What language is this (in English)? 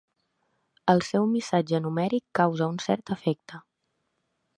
Catalan